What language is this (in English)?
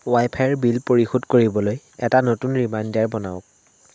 Assamese